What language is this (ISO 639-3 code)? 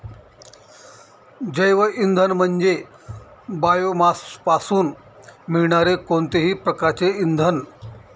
mar